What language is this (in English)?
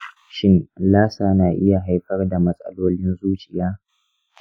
Hausa